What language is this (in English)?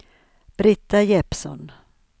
Swedish